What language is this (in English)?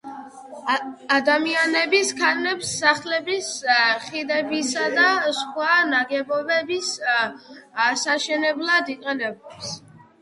Georgian